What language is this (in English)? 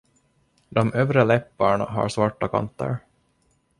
Swedish